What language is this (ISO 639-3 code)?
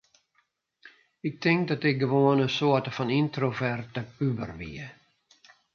fry